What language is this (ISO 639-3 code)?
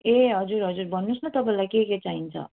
nep